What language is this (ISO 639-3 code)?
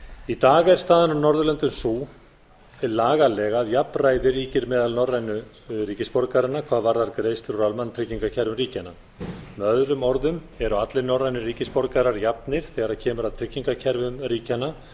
isl